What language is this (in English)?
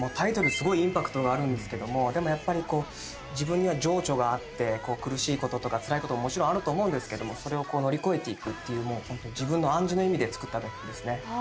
Japanese